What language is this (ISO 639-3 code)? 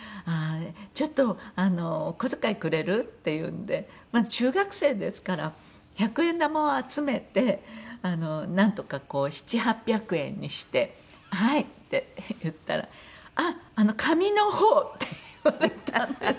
jpn